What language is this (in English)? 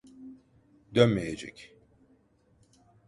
Turkish